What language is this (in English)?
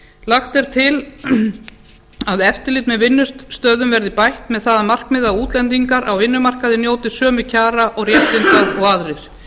Icelandic